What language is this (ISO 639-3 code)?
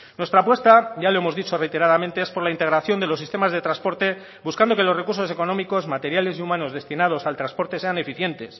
spa